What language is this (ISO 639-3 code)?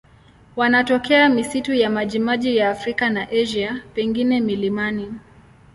swa